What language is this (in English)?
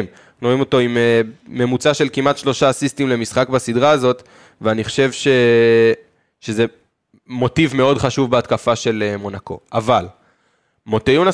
Hebrew